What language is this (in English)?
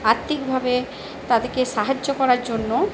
Bangla